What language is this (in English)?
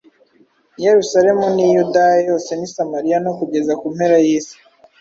Kinyarwanda